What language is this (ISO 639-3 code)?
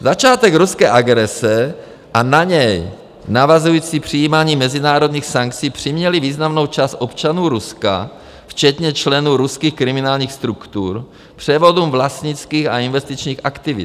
ces